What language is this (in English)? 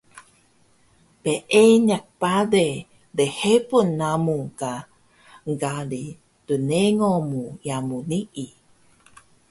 Taroko